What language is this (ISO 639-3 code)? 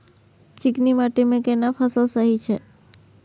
mai